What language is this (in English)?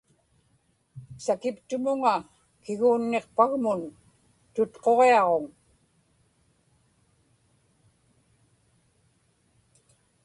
Inupiaq